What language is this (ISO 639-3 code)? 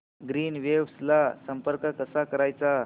mar